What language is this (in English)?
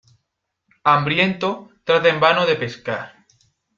Spanish